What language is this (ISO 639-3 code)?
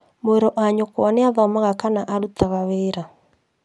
kik